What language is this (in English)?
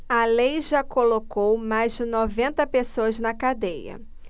Portuguese